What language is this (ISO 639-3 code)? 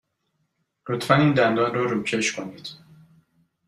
fas